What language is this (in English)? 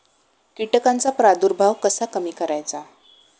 Marathi